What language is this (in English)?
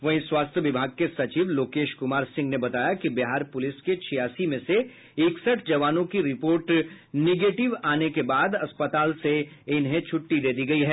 Hindi